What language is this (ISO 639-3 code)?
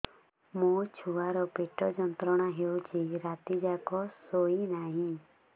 ori